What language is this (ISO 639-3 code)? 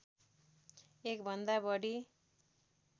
nep